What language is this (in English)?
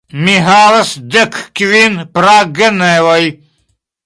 Esperanto